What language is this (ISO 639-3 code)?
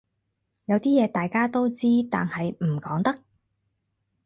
yue